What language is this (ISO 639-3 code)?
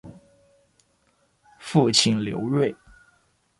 zho